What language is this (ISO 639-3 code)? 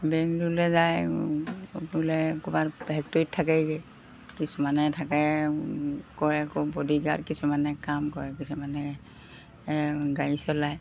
asm